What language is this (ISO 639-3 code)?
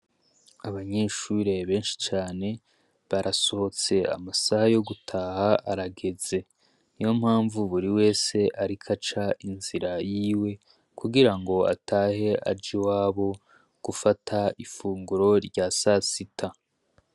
run